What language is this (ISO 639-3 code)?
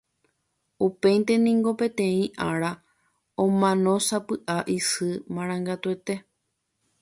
grn